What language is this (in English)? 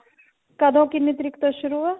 Punjabi